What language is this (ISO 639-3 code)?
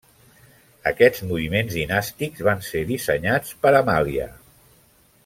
cat